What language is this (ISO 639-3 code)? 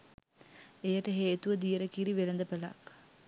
sin